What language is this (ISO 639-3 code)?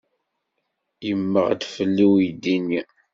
kab